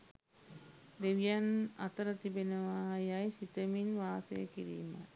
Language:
Sinhala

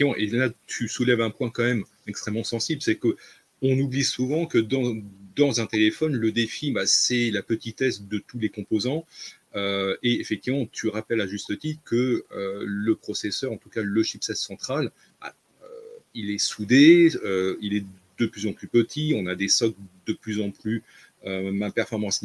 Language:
French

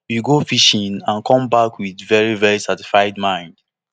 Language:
Nigerian Pidgin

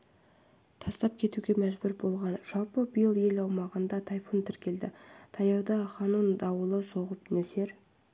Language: Kazakh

